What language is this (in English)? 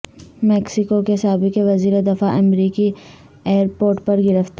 Urdu